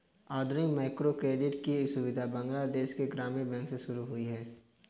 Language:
Hindi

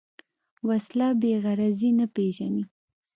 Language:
Pashto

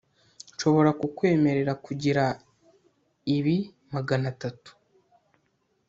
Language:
Kinyarwanda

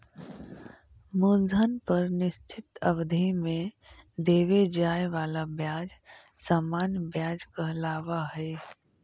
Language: Magahi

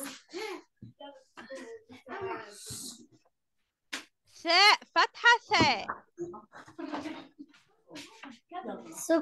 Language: Arabic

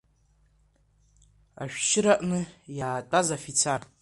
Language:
Abkhazian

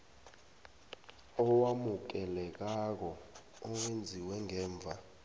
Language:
South Ndebele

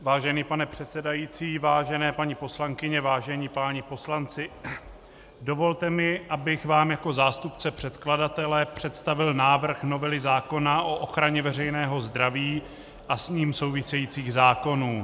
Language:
Czech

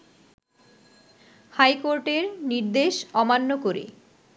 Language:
Bangla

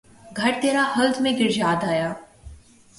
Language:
Urdu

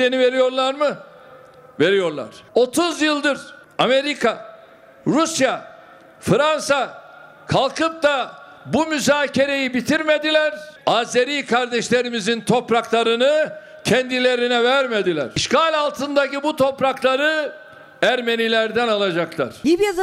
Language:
Turkish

